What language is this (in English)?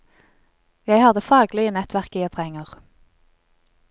Norwegian